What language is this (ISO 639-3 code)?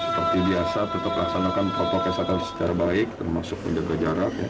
ind